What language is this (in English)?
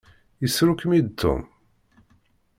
Kabyle